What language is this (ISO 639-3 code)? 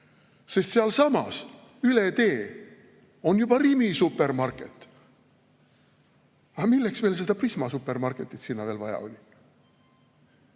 est